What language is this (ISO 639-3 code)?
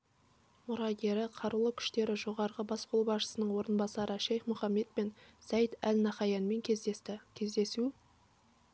kaz